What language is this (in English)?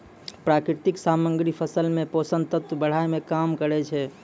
Maithili